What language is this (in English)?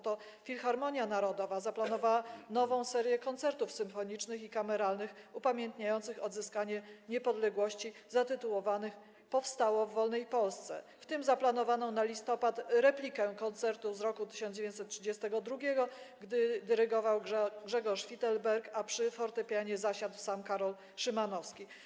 Polish